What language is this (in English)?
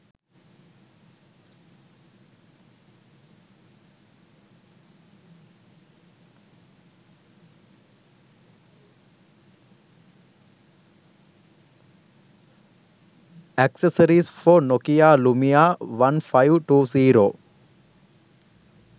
Sinhala